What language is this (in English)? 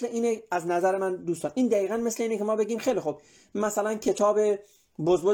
Persian